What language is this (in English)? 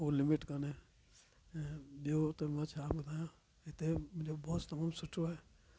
Sindhi